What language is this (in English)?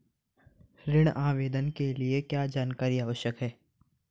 Hindi